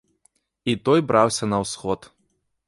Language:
Belarusian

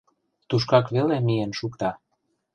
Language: Mari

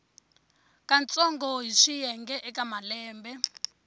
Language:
Tsonga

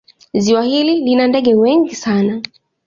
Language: Swahili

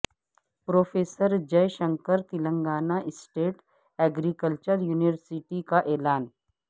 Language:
Urdu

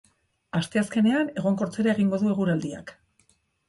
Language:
Basque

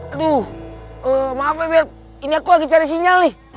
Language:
Indonesian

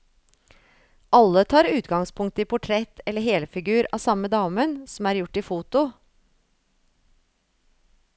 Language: Norwegian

